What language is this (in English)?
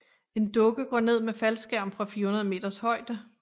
Danish